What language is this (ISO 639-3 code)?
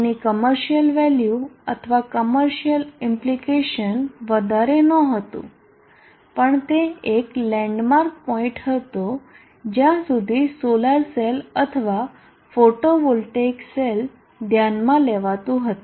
guj